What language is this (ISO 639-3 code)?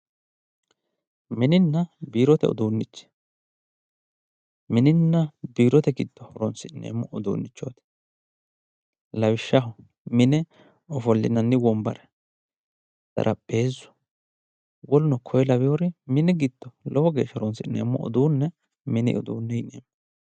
sid